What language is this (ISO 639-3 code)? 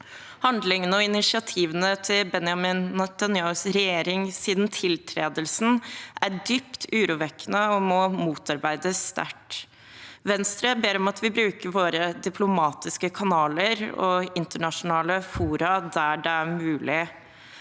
nor